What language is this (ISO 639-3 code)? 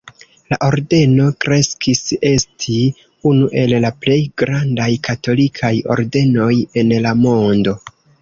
epo